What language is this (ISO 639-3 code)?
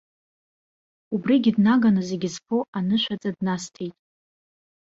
abk